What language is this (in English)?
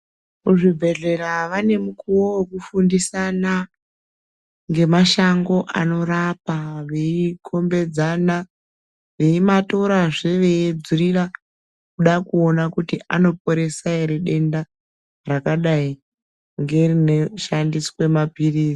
Ndau